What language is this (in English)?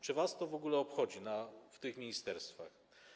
Polish